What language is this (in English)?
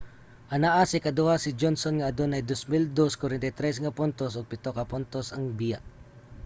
Cebuano